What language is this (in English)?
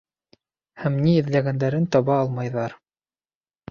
Bashkir